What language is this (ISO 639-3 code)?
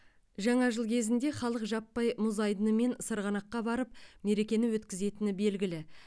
kaz